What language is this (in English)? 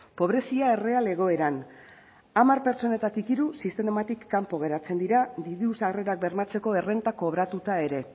Basque